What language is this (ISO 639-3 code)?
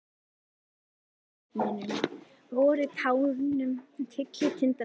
isl